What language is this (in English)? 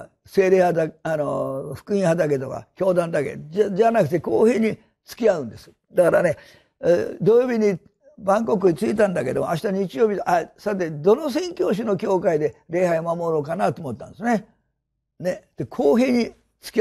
Japanese